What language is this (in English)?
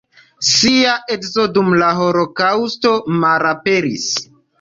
Esperanto